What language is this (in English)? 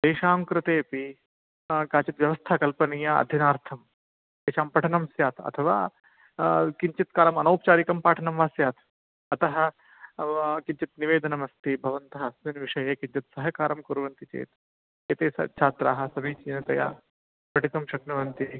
Sanskrit